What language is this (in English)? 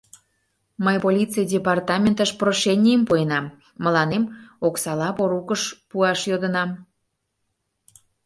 Mari